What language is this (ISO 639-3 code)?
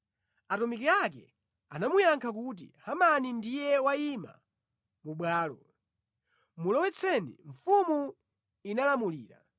nya